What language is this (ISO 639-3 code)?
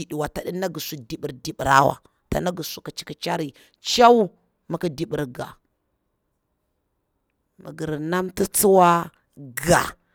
bwr